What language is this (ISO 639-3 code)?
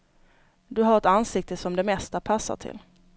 swe